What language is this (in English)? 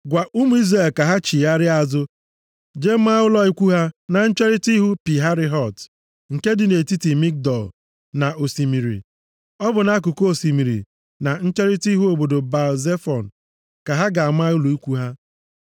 Igbo